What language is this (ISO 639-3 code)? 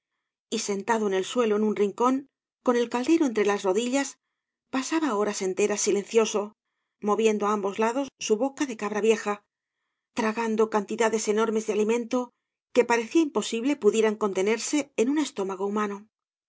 spa